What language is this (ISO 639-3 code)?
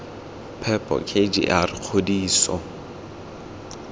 tsn